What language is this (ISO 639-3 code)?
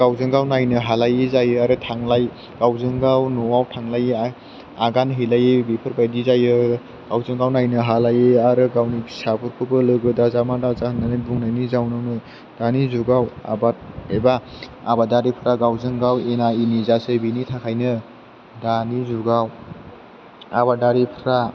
brx